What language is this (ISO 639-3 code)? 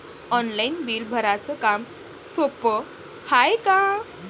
mar